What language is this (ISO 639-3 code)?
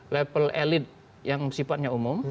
ind